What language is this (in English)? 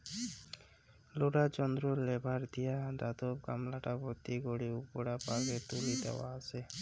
Bangla